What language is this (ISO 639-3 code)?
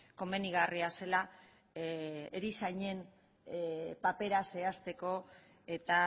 eus